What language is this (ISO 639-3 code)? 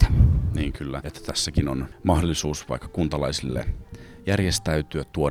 fin